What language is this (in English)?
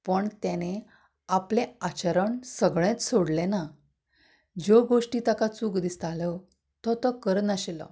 Konkani